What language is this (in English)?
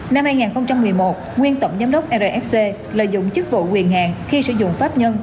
Vietnamese